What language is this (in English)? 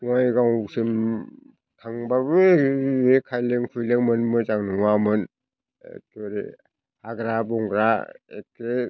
Bodo